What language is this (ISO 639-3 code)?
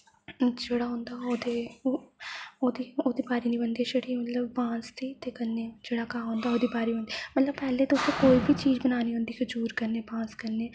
doi